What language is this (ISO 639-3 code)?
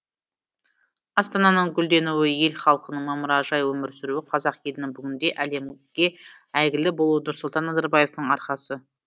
kaz